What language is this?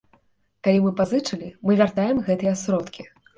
Belarusian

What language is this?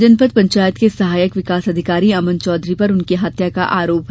Hindi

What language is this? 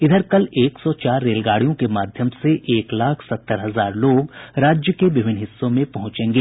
Hindi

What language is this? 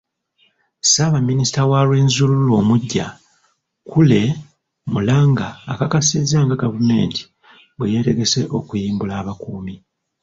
Ganda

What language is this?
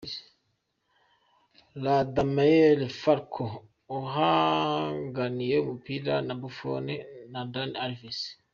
Kinyarwanda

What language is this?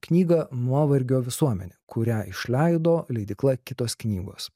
Lithuanian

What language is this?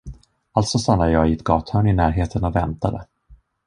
Swedish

